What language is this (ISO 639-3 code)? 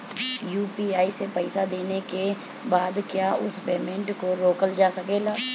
bho